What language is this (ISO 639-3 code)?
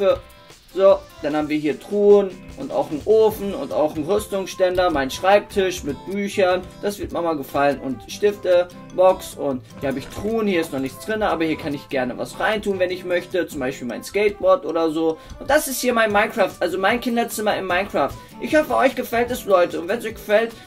deu